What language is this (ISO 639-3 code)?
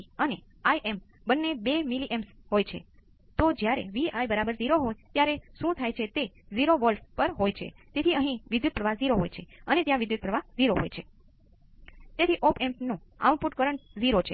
guj